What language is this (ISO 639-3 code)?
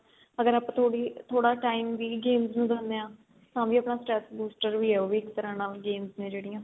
pan